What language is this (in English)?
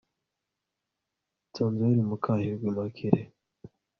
Kinyarwanda